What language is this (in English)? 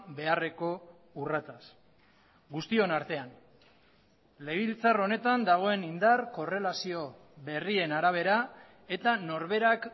Basque